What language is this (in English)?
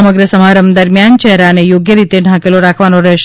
Gujarati